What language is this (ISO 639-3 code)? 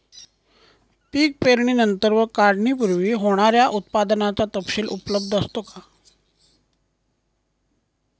mar